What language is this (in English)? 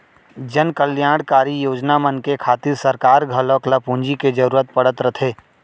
Chhattisgarhi